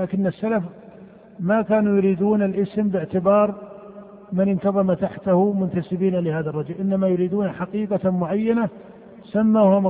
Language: Arabic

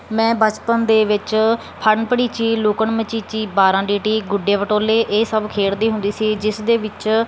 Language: Punjabi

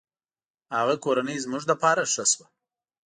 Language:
Pashto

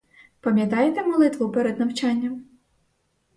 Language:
Ukrainian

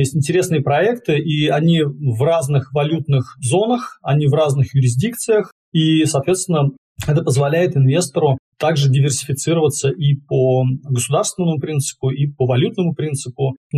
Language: Russian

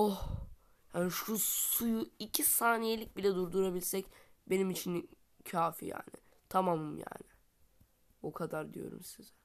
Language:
Turkish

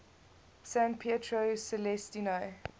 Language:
English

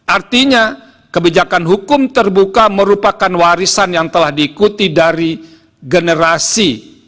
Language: Indonesian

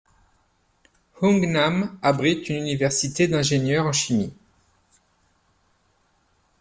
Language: French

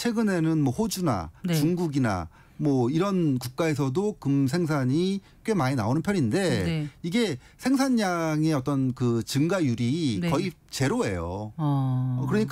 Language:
Korean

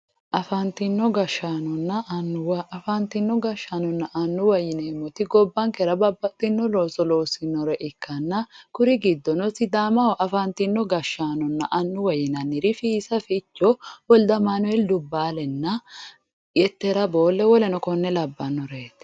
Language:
Sidamo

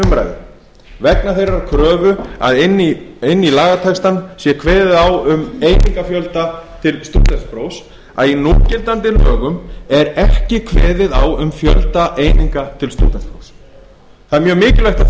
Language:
Icelandic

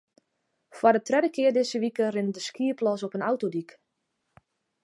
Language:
Western Frisian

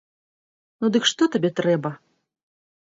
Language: Belarusian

